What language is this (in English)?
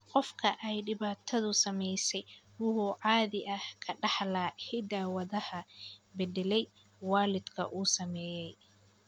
Somali